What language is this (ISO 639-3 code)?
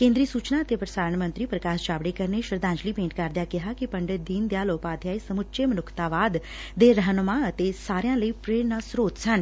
pan